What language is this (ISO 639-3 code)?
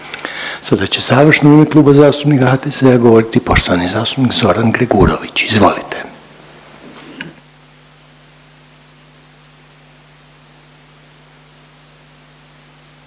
hrv